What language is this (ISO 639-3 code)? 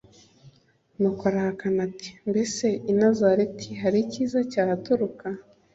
kin